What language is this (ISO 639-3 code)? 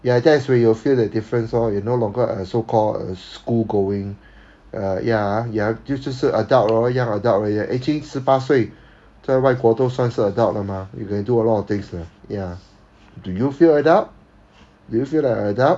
eng